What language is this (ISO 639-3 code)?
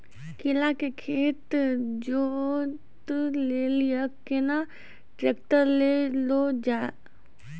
mai